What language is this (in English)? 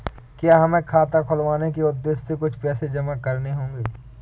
Hindi